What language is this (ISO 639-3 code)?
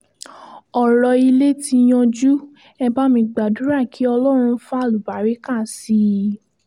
yor